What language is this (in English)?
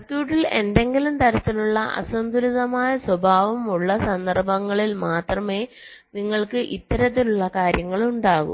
Malayalam